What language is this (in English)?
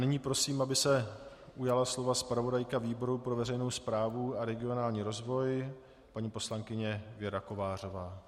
Czech